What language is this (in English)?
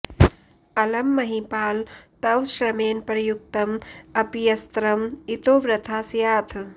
Sanskrit